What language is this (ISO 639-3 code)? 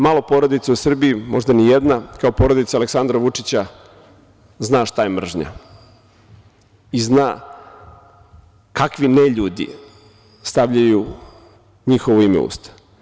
srp